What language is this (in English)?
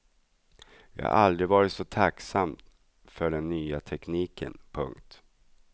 Swedish